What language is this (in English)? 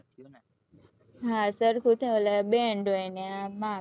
Gujarati